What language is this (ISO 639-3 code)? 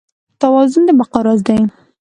pus